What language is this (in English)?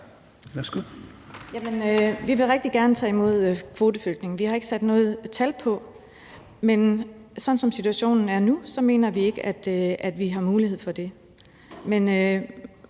Danish